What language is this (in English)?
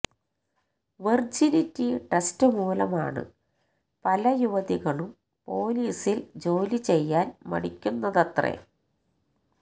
Malayalam